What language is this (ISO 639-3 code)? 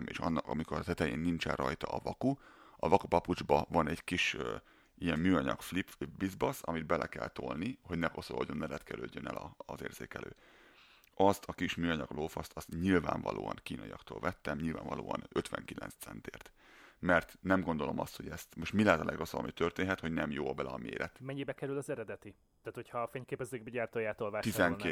hun